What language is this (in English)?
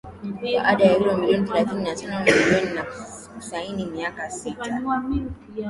Swahili